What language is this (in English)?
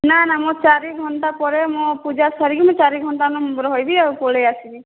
Odia